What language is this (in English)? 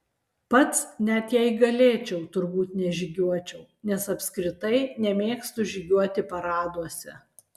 Lithuanian